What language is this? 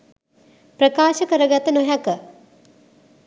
Sinhala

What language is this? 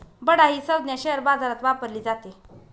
Marathi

